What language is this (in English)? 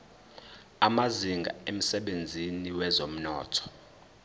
Zulu